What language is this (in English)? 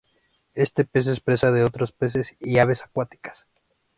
Spanish